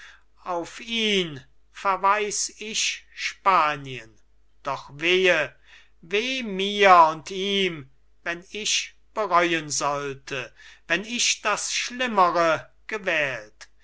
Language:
German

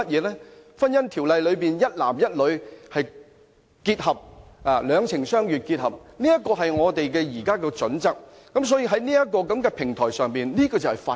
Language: Cantonese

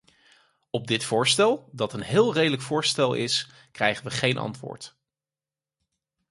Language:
Dutch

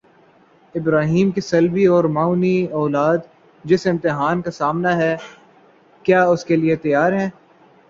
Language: Urdu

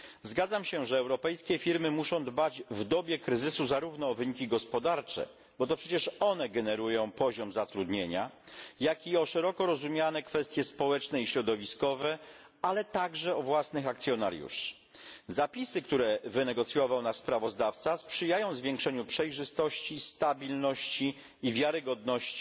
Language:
Polish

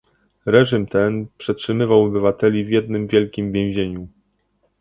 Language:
Polish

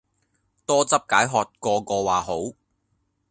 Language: Cantonese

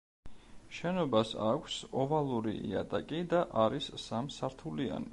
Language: Georgian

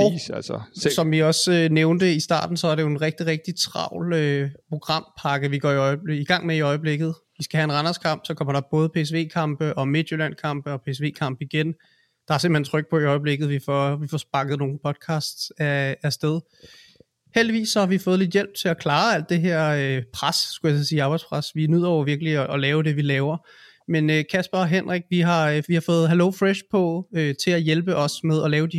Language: Danish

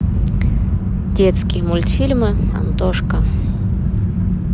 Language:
Russian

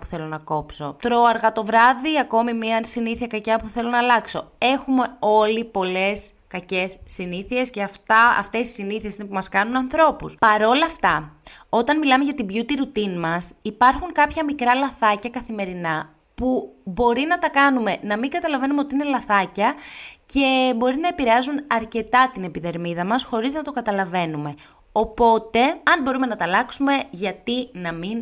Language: Greek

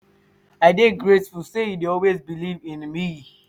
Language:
Nigerian Pidgin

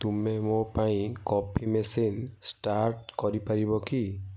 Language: Odia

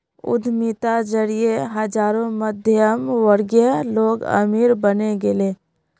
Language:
Magahi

